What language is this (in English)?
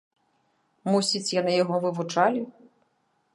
Belarusian